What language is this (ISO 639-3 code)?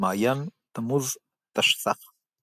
heb